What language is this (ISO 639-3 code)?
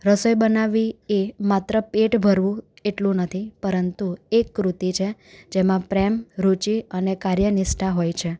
guj